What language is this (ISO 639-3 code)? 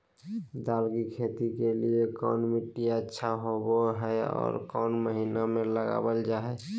mag